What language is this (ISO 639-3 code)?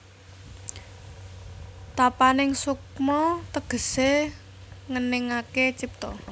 jav